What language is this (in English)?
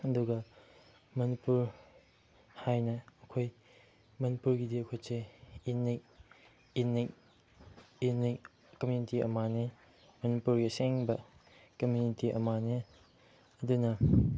Manipuri